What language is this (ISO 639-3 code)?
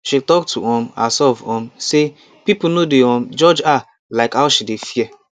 pcm